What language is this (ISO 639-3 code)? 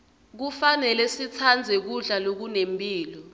ssw